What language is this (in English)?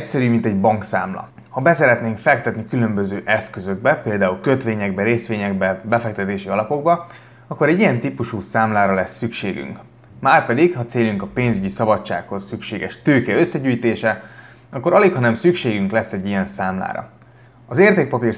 Hungarian